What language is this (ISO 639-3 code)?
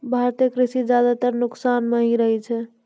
mai